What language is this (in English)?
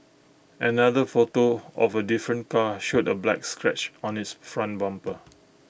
English